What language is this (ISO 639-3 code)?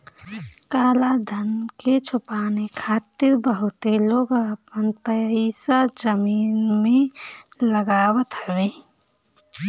bho